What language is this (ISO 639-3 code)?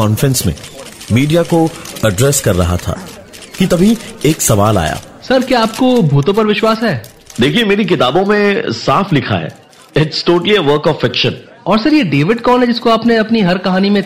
hin